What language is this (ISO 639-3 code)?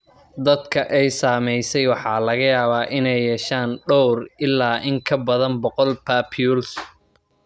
som